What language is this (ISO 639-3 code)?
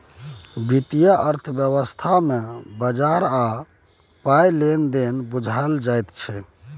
mai